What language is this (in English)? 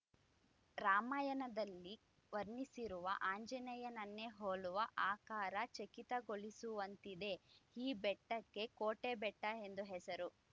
Kannada